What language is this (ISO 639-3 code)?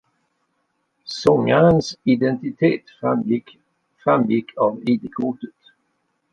swe